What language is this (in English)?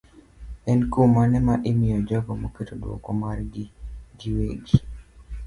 Luo (Kenya and Tanzania)